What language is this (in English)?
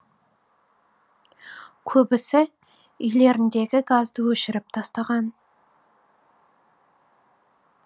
Kazakh